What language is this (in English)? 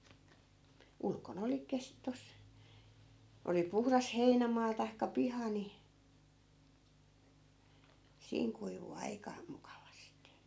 Finnish